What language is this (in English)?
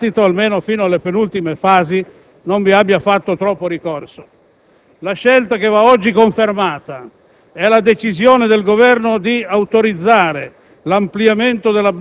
Italian